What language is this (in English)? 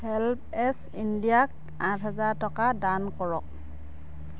Assamese